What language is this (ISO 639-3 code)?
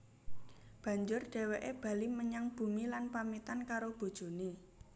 jav